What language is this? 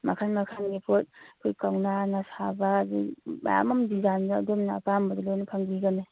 Manipuri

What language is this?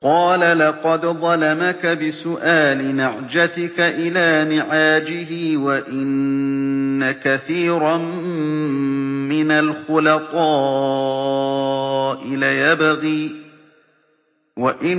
Arabic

